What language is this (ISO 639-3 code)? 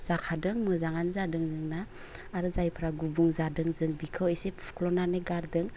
brx